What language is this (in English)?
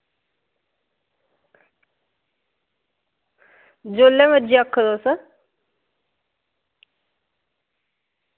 Dogri